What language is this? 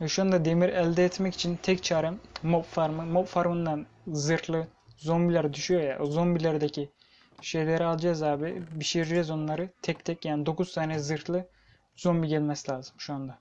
Turkish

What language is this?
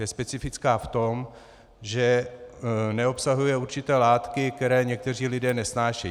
Czech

